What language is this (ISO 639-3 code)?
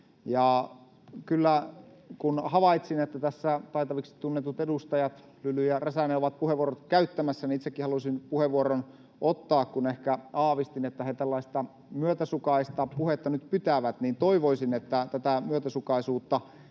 fin